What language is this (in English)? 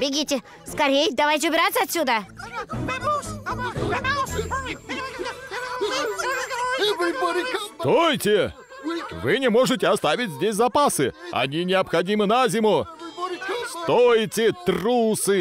Russian